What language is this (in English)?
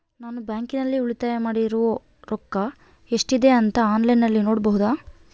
Kannada